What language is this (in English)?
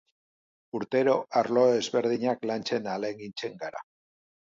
Basque